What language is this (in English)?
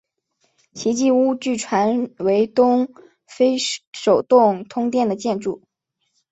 Chinese